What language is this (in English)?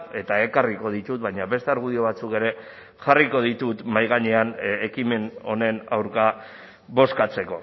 Basque